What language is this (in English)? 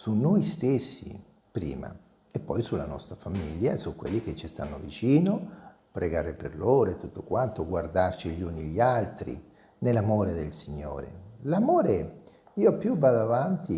Italian